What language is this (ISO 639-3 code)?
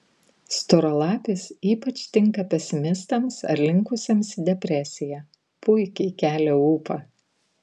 lit